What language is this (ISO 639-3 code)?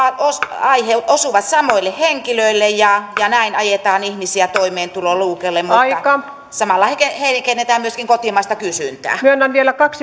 fin